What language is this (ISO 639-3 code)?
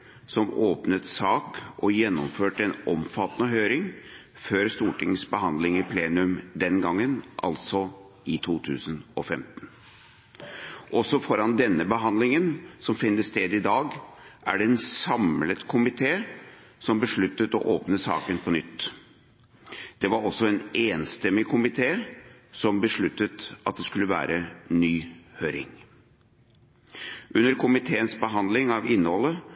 nob